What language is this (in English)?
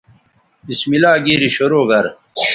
Bateri